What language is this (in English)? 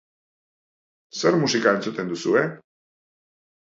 Basque